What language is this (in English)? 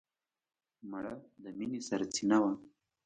Pashto